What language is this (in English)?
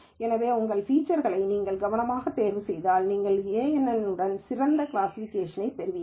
Tamil